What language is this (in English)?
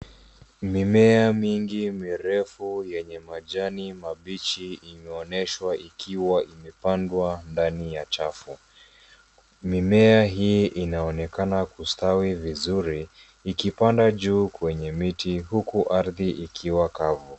Swahili